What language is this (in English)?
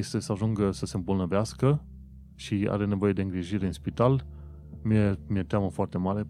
Romanian